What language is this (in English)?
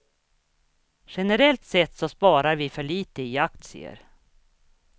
Swedish